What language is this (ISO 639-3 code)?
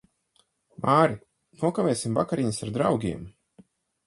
lav